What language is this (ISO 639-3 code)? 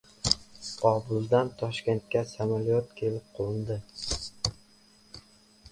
uzb